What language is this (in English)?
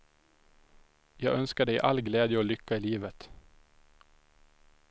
Swedish